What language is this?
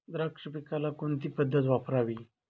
Marathi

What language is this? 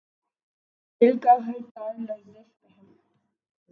Urdu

